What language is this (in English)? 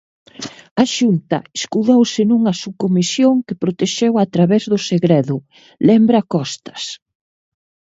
Galician